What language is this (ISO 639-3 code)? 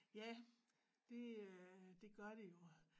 dan